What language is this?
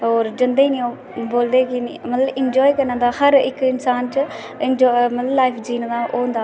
Dogri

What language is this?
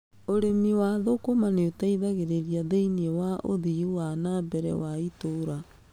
Kikuyu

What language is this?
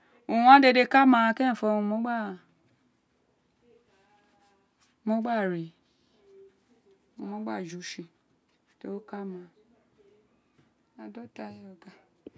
Isekiri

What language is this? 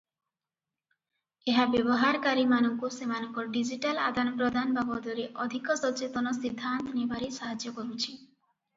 Odia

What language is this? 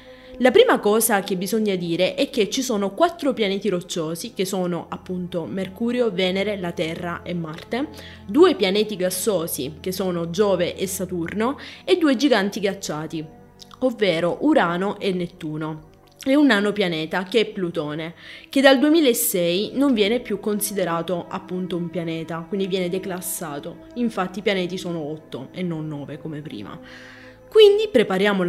Italian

